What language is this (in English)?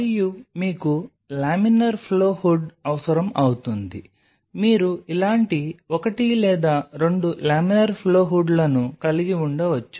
Telugu